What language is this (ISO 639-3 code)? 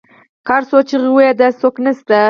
pus